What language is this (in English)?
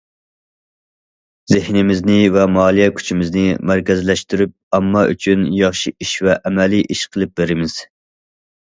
Uyghur